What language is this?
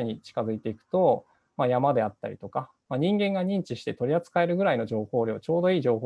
Japanese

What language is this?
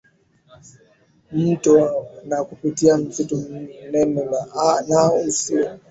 Swahili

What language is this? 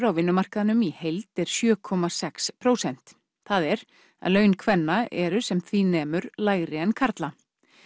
Icelandic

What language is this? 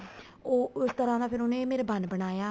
Punjabi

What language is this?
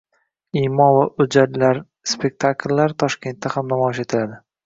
Uzbek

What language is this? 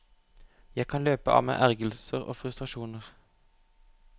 Norwegian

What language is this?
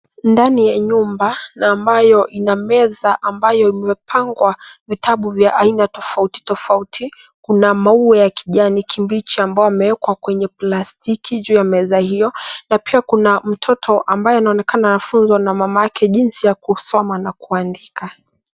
Swahili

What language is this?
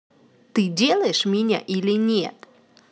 Russian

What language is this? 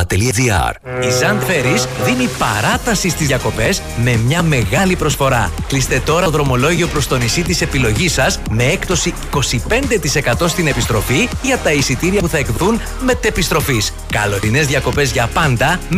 Greek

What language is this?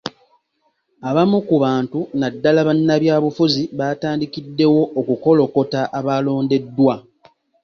Ganda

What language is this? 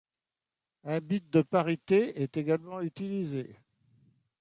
French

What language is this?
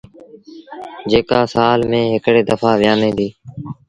Sindhi Bhil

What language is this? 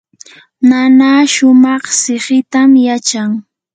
Yanahuanca Pasco Quechua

